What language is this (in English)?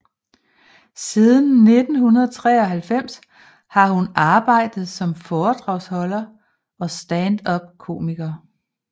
Danish